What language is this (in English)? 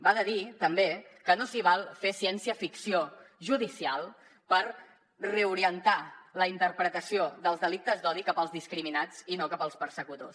Catalan